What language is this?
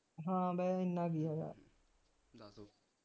Punjabi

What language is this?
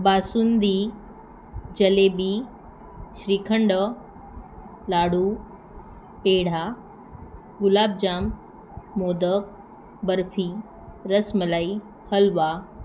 Marathi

